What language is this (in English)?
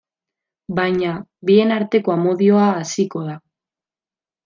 Basque